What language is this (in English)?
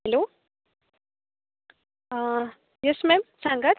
Konkani